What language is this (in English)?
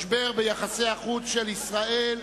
Hebrew